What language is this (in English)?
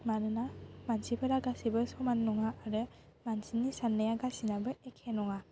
Bodo